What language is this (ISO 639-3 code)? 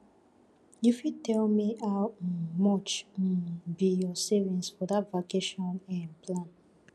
pcm